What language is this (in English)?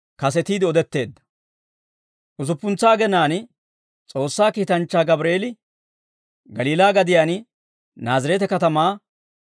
Dawro